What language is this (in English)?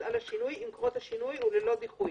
Hebrew